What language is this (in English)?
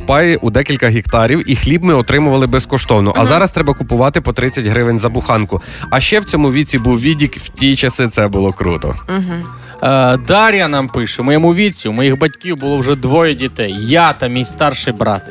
Ukrainian